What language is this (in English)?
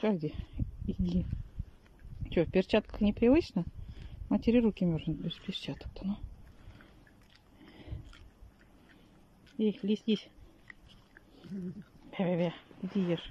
Russian